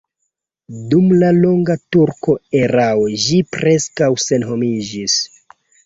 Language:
Esperanto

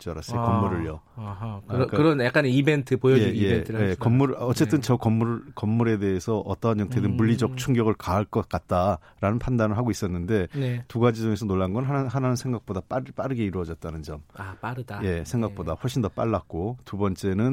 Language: Korean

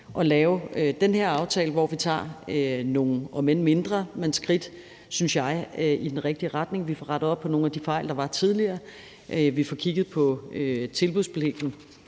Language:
Danish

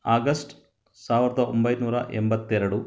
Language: Kannada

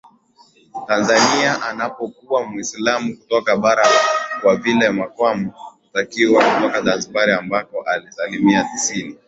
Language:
Swahili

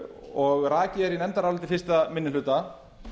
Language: Icelandic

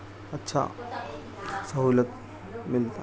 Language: Urdu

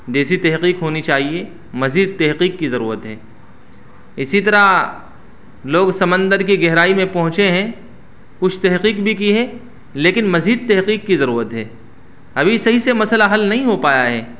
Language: Urdu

